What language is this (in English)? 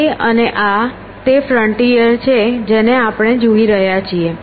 Gujarati